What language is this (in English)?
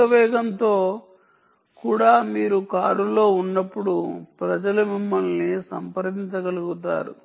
Telugu